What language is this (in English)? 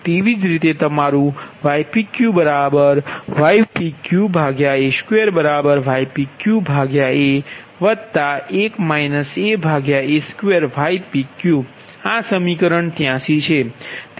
Gujarati